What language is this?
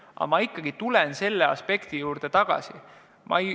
Estonian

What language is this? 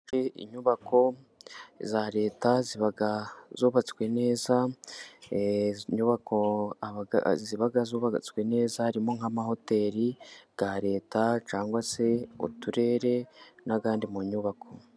Kinyarwanda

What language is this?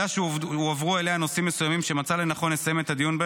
Hebrew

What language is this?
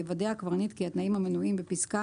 Hebrew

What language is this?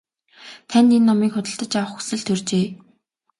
Mongolian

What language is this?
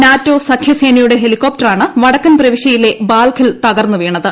Malayalam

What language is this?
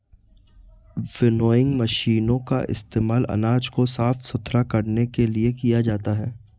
Hindi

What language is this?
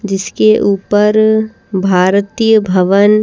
Hindi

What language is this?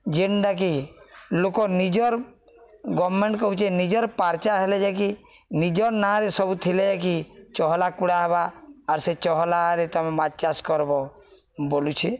Odia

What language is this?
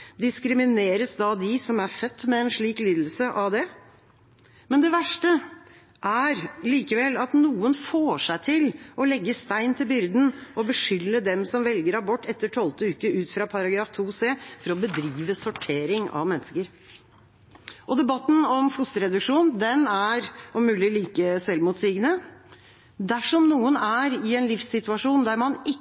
Norwegian Bokmål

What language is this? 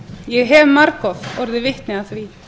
Icelandic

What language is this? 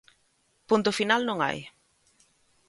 Galician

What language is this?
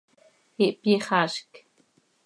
Seri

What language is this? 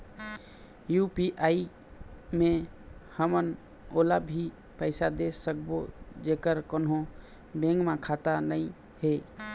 Chhattisgarhi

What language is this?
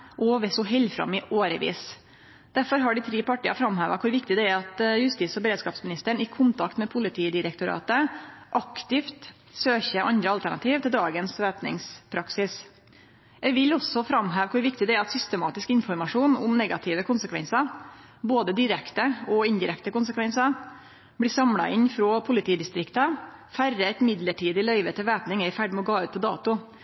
Norwegian Nynorsk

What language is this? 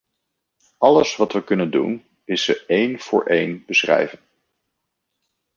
Dutch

